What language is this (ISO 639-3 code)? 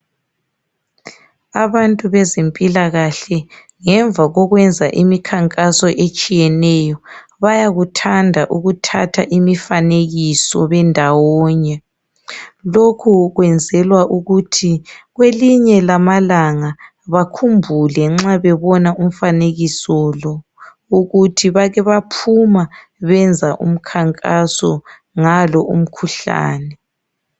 nde